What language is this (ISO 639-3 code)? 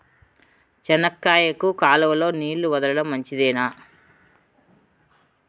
tel